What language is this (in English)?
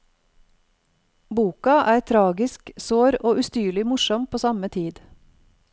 Norwegian